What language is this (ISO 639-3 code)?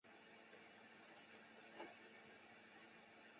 zho